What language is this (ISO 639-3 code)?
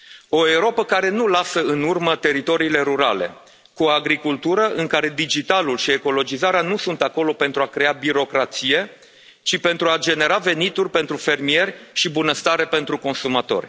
ron